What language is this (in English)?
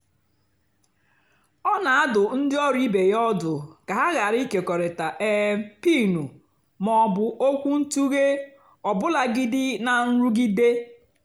Igbo